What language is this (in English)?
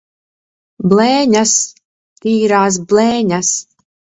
Latvian